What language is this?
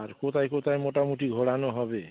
Bangla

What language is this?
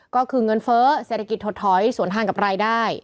Thai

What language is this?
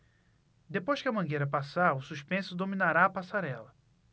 Portuguese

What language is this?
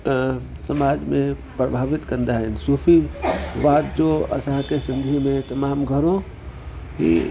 Sindhi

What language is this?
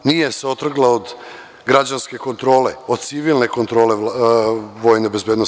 Serbian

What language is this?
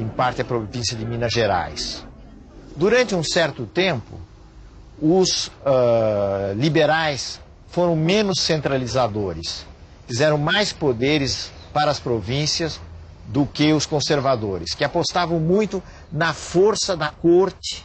Portuguese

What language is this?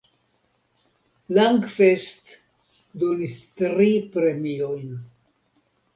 Esperanto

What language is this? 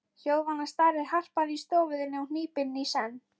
Icelandic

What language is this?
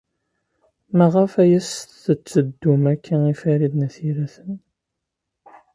Kabyle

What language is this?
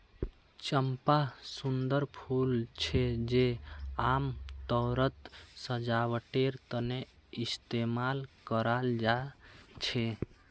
Magahi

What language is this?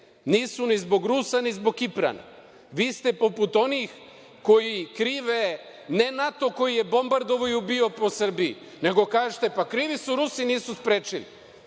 Serbian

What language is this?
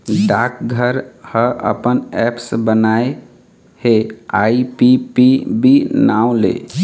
Chhattisgarhi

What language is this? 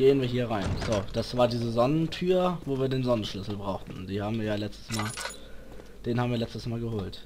German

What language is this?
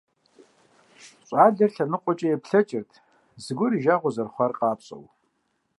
Kabardian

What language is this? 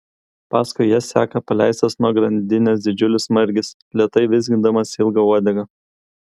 Lithuanian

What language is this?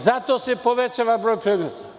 Serbian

